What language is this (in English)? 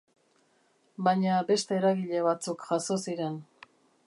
Basque